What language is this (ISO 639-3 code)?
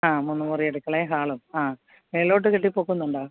mal